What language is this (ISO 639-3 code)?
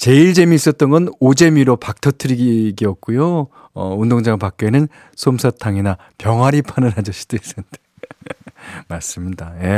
kor